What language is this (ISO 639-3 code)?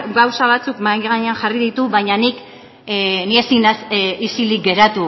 eus